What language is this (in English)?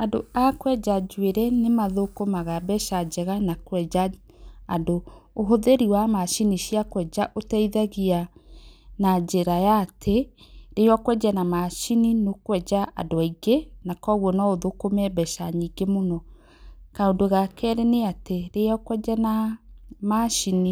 Kikuyu